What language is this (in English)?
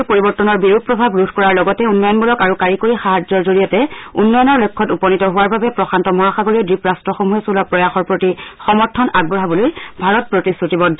Assamese